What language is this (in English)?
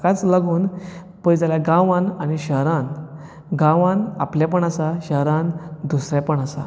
Konkani